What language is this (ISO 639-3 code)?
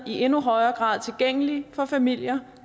dan